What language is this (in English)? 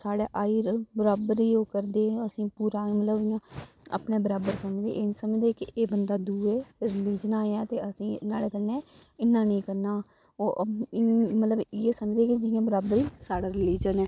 Dogri